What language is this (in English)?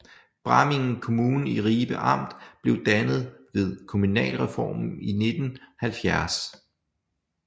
Danish